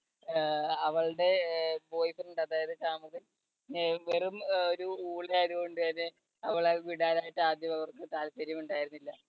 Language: Malayalam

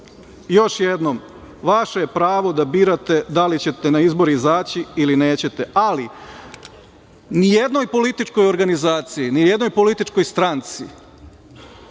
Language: Serbian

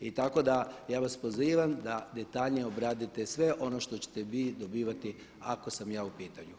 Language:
Croatian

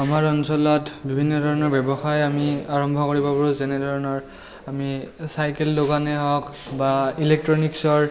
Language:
Assamese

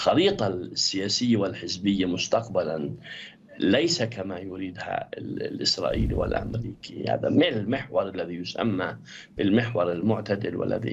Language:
Arabic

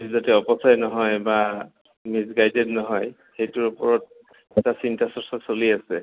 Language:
Assamese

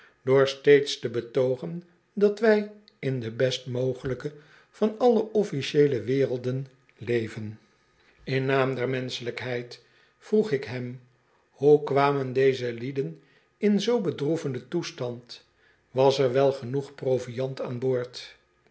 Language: Dutch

